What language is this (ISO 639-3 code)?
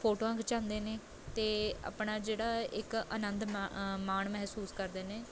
pan